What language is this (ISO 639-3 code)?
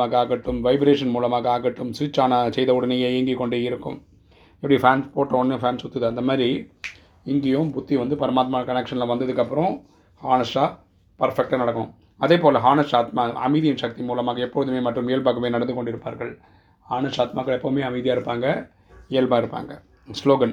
tam